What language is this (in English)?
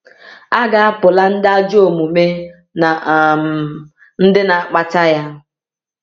Igbo